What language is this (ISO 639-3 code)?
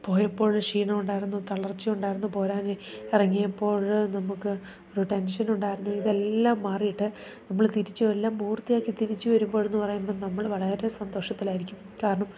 mal